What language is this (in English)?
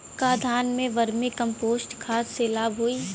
Bhojpuri